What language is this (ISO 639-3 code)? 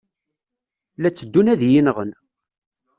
kab